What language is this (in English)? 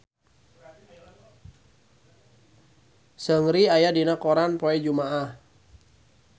Sundanese